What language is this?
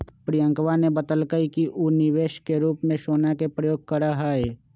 Magahi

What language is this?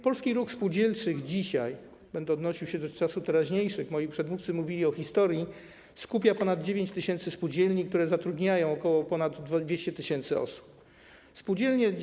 Polish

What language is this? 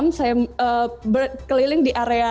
Indonesian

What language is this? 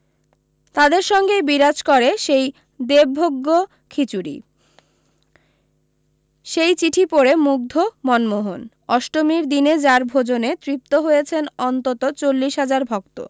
Bangla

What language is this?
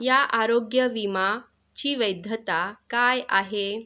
Marathi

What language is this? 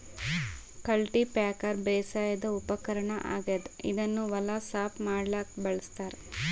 Kannada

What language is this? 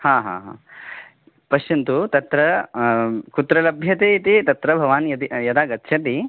Sanskrit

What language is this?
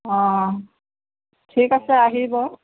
Assamese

